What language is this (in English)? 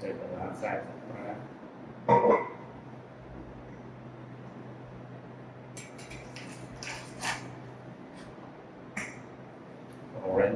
Vietnamese